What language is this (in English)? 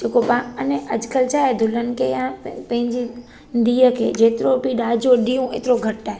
Sindhi